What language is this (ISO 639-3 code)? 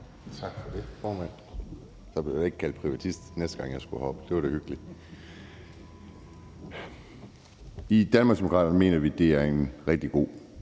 dan